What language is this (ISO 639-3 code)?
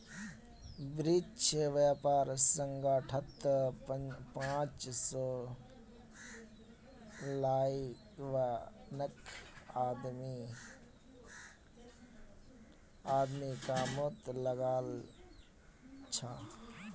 mag